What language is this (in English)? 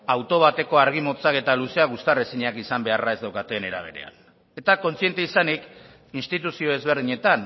Basque